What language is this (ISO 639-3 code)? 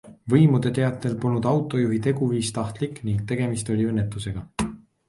est